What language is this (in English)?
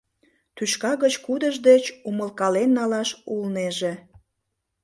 Mari